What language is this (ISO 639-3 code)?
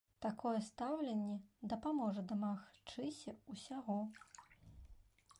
bel